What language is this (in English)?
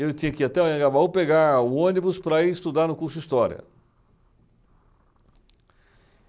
Portuguese